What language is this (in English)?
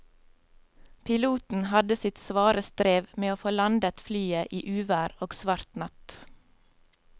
Norwegian